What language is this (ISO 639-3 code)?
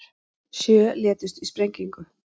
isl